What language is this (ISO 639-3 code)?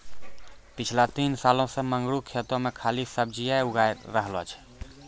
mai